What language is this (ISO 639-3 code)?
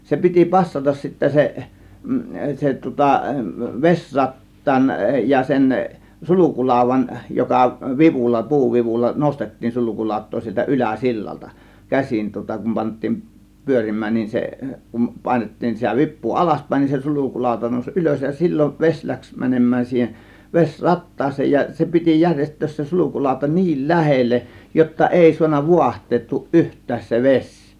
fin